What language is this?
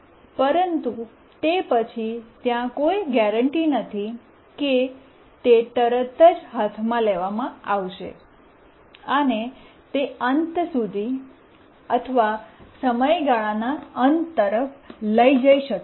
Gujarati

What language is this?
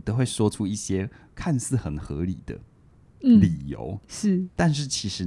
Chinese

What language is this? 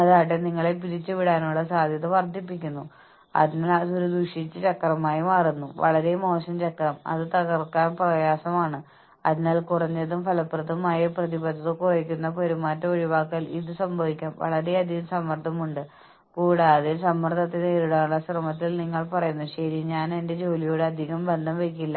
Malayalam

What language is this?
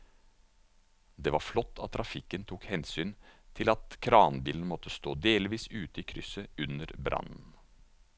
Norwegian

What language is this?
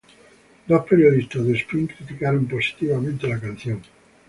Spanish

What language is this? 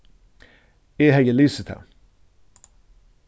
Faroese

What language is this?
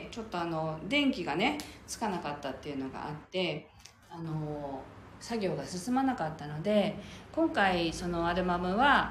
Japanese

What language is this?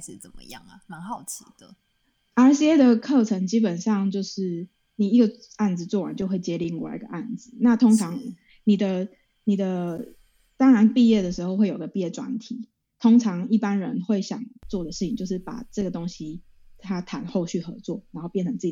Chinese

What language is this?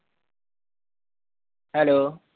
Punjabi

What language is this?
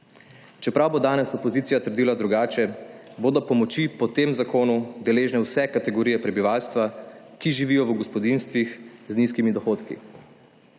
Slovenian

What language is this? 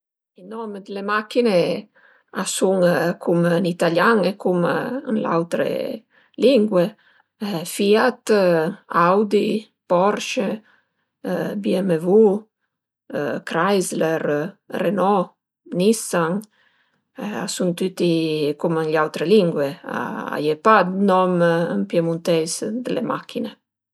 Piedmontese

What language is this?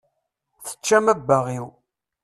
Kabyle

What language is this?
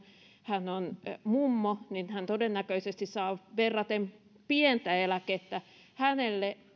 Finnish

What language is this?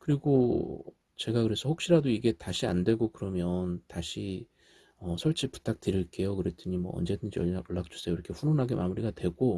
Korean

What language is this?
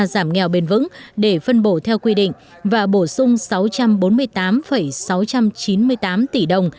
Vietnamese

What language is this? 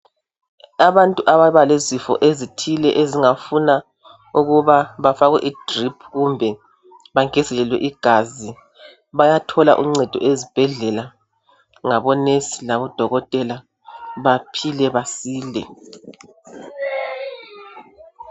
North Ndebele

